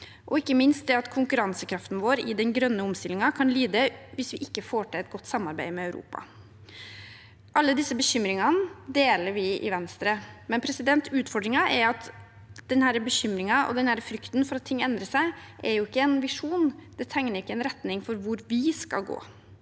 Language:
Norwegian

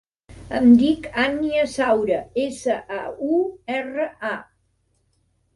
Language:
Catalan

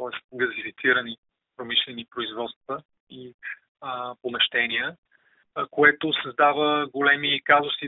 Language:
Bulgarian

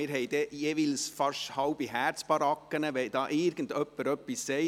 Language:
Swiss German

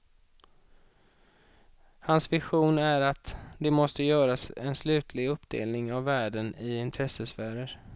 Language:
Swedish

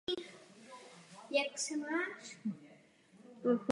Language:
Czech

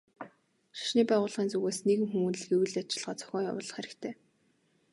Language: Mongolian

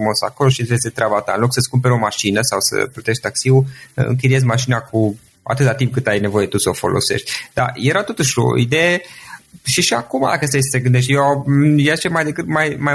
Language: Romanian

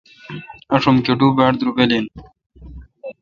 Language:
Kalkoti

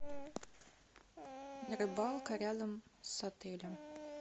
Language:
Russian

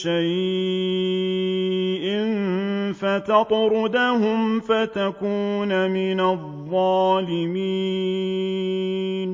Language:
Arabic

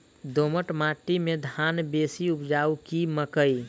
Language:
Maithili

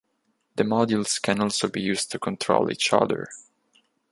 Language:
English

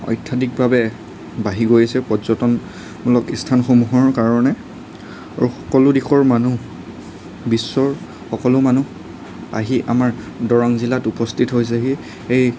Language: Assamese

